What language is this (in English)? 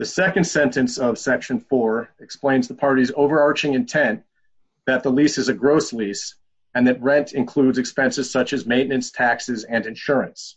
English